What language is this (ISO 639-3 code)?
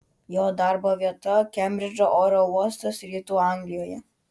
lit